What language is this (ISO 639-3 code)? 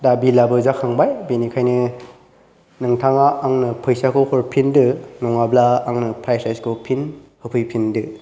brx